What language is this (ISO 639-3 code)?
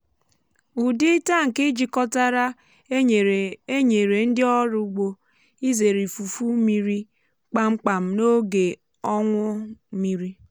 ibo